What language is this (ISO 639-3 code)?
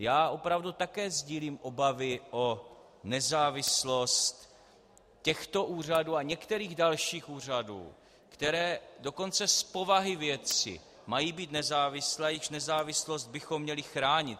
ces